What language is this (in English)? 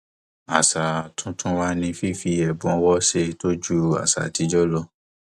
Yoruba